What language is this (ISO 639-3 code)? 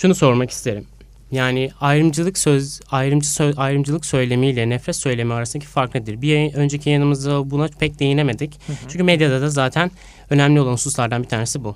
tur